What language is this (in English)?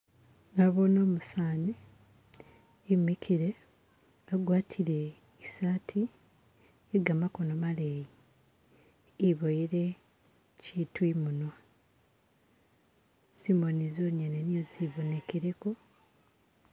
Masaaba